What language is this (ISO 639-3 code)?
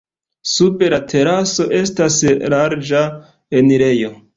epo